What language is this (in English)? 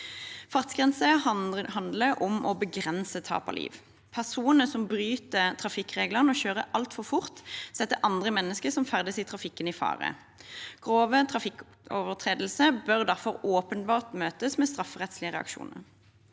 Norwegian